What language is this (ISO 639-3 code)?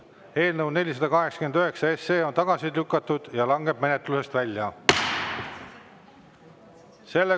est